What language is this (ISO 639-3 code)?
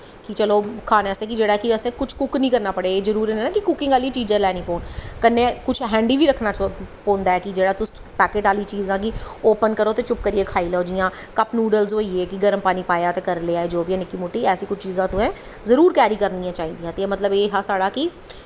doi